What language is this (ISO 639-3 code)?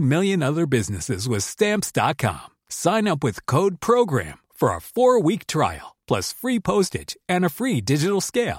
swe